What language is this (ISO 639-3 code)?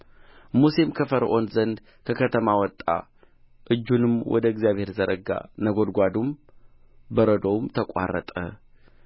amh